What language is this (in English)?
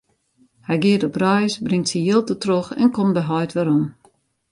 Western Frisian